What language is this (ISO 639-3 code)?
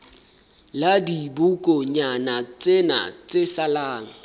sot